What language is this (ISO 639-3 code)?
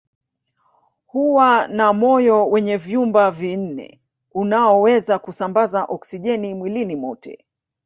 swa